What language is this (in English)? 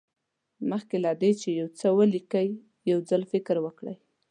Pashto